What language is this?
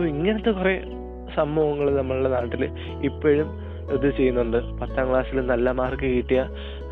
Malayalam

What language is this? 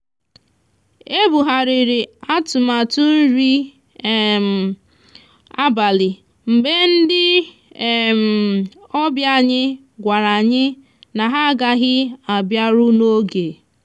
Igbo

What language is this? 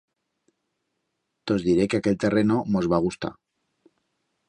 Aragonese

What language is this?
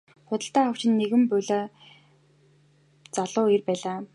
Mongolian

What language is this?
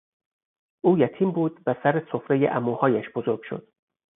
Persian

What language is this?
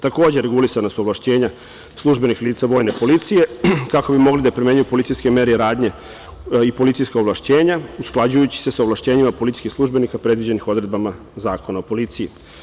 Serbian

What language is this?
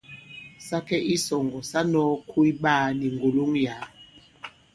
Bankon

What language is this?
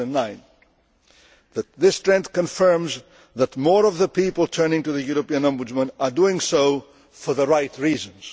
English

